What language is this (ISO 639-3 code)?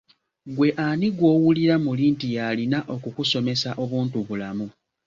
lug